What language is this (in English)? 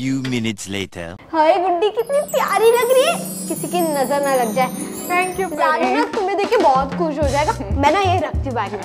Hindi